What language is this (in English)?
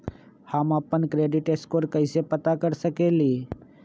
Magahi